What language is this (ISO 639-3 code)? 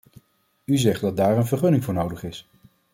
nld